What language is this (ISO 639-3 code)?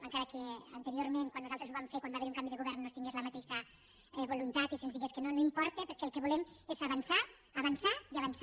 cat